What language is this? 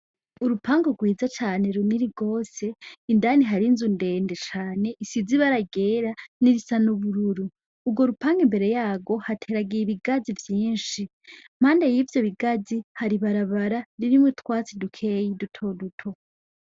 Rundi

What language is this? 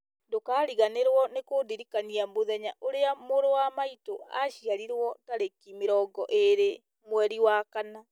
Kikuyu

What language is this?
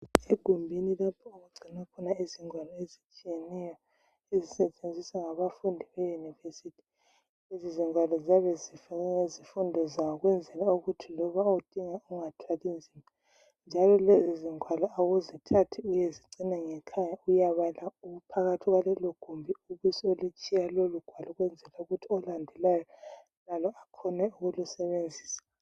North Ndebele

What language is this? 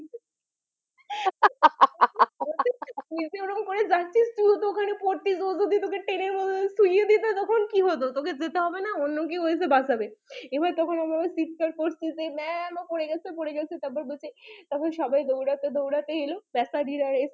Bangla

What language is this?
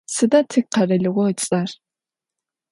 Adyghe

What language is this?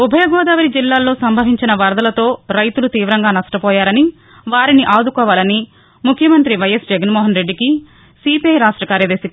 Telugu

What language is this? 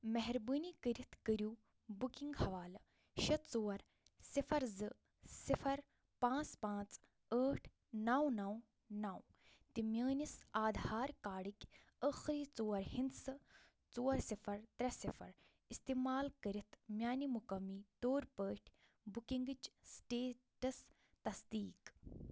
Kashmiri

